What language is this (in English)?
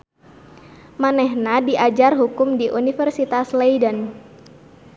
Sundanese